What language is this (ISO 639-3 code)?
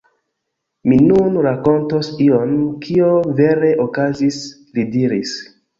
epo